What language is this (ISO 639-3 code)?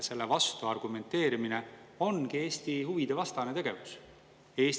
est